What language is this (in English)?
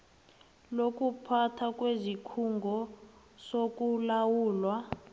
South Ndebele